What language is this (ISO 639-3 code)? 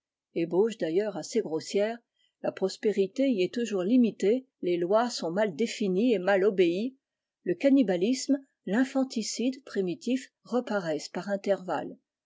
fra